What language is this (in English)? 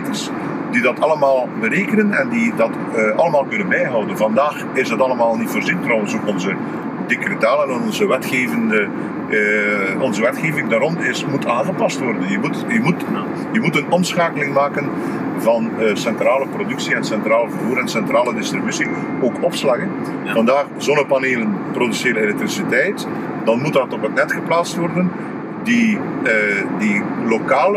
Dutch